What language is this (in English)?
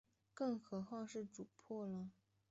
Chinese